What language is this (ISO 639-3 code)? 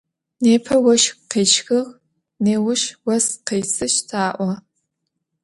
ady